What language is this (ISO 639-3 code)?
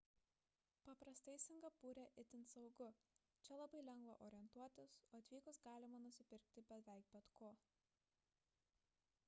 lit